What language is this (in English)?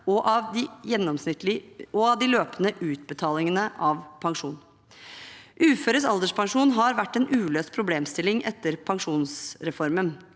Norwegian